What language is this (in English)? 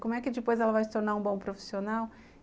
Portuguese